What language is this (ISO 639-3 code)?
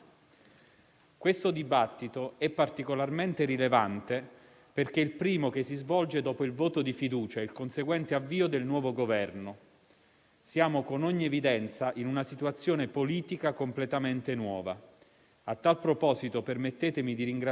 ita